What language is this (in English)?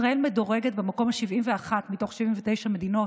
Hebrew